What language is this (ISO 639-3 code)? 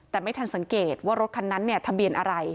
tha